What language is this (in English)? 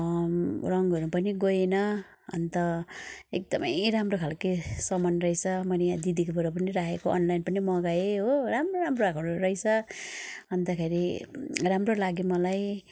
Nepali